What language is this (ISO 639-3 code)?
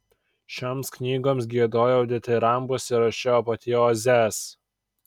lit